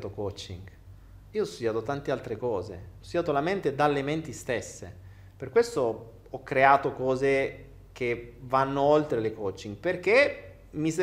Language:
Italian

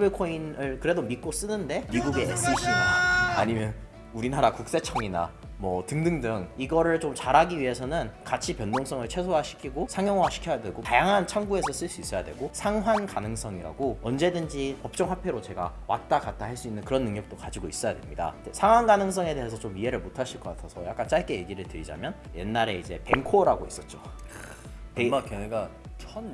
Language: Korean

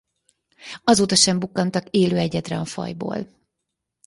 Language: Hungarian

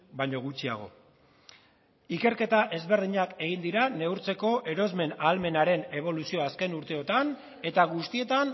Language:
Basque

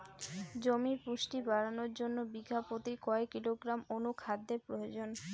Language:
Bangla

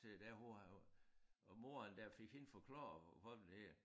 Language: Danish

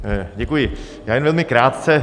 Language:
Czech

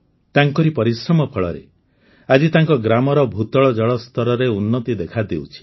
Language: Odia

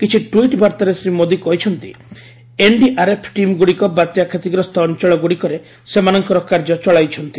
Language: Odia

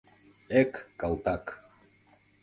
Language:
Mari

